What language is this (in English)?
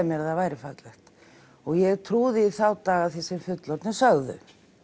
Icelandic